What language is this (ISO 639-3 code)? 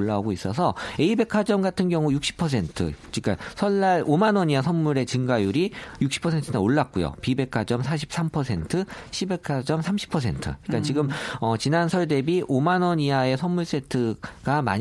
kor